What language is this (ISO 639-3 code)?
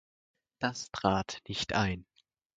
deu